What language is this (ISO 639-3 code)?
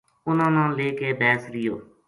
gju